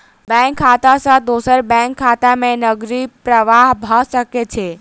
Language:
Maithili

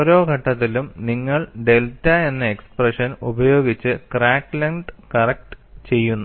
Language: Malayalam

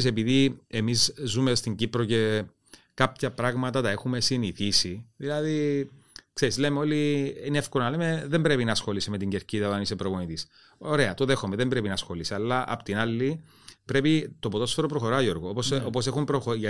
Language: Greek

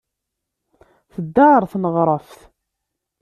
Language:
Kabyle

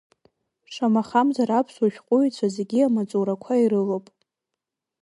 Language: Abkhazian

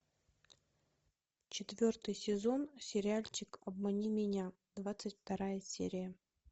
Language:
Russian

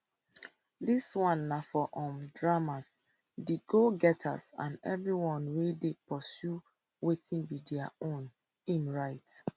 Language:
Nigerian Pidgin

